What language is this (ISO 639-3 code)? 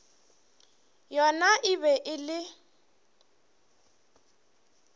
nso